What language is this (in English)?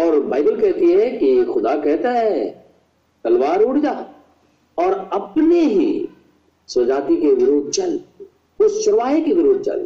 Hindi